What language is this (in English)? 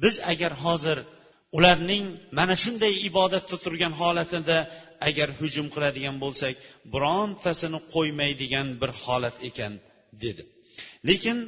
Bulgarian